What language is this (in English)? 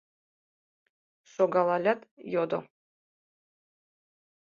Mari